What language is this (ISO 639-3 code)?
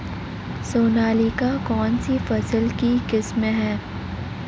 hin